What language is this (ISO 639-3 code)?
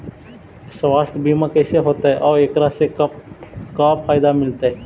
mag